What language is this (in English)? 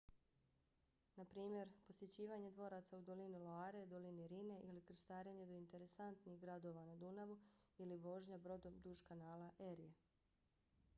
Bosnian